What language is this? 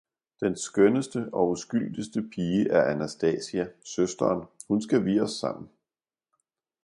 Danish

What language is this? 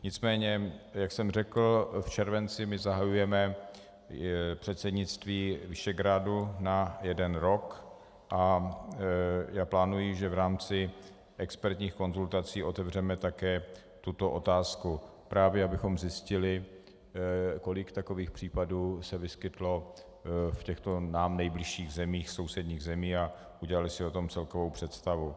Czech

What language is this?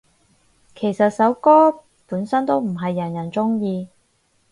Cantonese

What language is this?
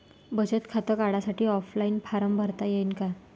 Marathi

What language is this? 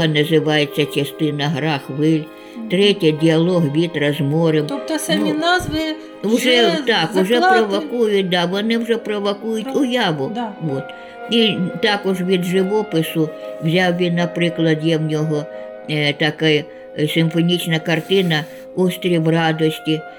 Ukrainian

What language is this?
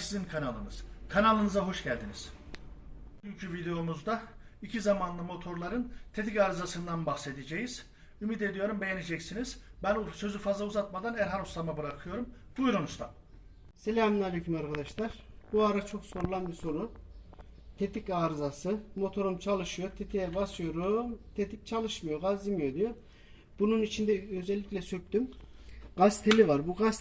Turkish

